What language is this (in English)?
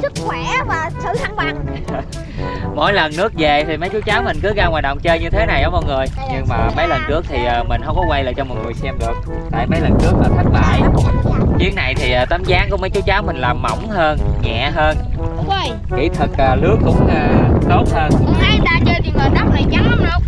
Vietnamese